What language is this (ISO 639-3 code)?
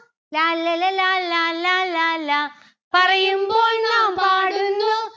mal